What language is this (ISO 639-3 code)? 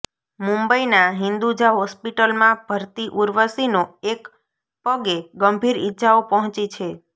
guj